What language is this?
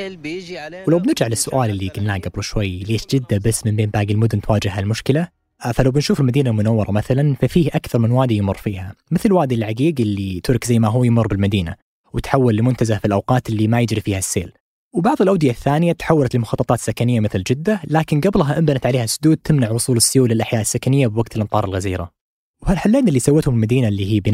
Arabic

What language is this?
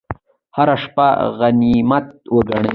Pashto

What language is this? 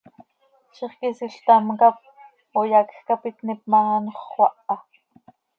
Seri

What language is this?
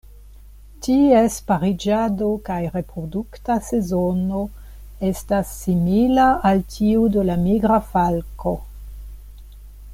Esperanto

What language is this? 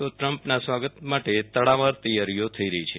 Gujarati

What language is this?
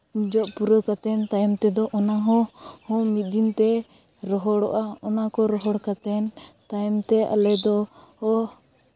Santali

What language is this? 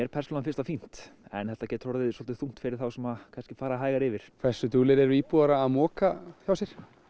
Icelandic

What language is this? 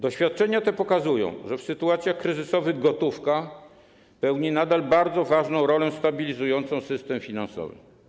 Polish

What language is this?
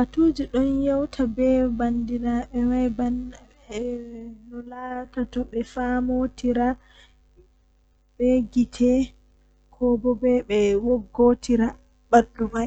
Western Niger Fulfulde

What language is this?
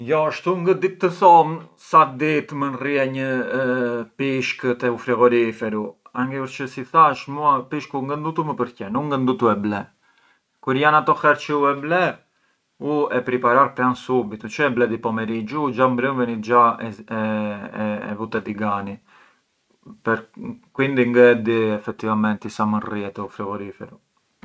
Arbëreshë Albanian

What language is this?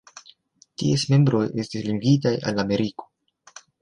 Esperanto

